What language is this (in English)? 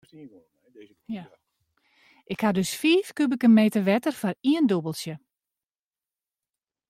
Western Frisian